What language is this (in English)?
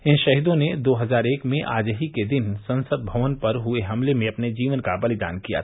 Hindi